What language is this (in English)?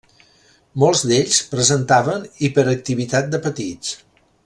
Catalan